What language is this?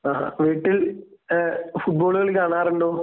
Malayalam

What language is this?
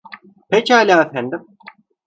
Turkish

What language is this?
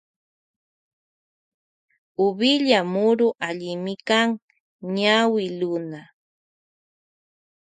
Loja Highland Quichua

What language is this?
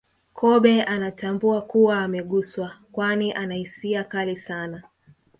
Swahili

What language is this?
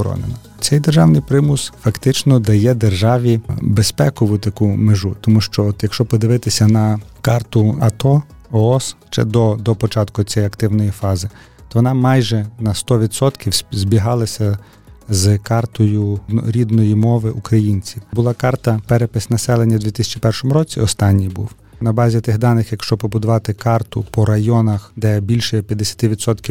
Ukrainian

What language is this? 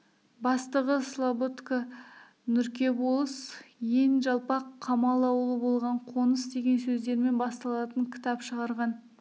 Kazakh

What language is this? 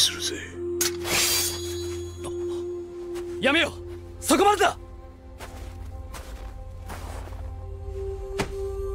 Japanese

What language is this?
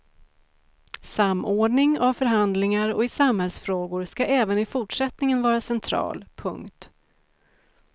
Swedish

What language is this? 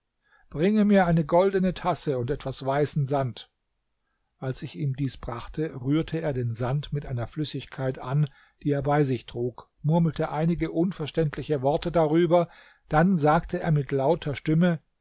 German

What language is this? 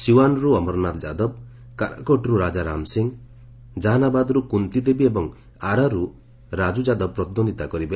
Odia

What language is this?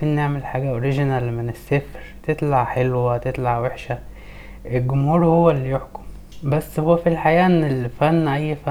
Arabic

